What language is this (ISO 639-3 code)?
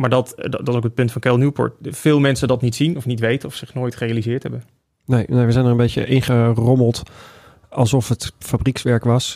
nld